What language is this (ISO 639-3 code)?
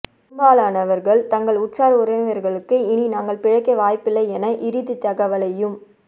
tam